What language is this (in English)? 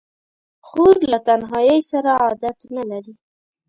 Pashto